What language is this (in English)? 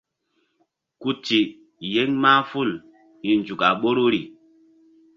Mbum